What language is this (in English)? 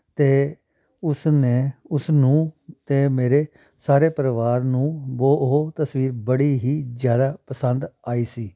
Punjabi